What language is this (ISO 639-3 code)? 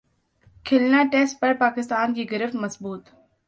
urd